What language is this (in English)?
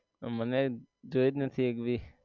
Gujarati